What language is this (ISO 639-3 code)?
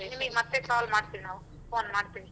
kan